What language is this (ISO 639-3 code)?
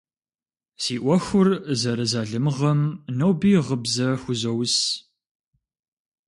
kbd